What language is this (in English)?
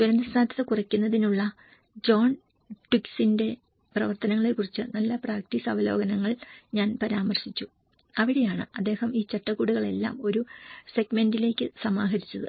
Malayalam